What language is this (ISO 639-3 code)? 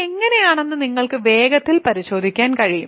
mal